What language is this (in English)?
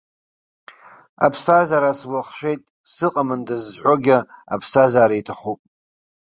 Abkhazian